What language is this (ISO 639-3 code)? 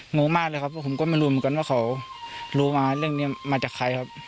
tha